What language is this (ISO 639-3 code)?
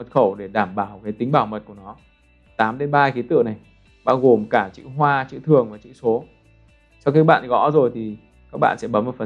vie